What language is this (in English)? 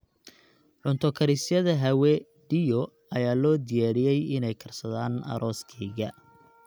Somali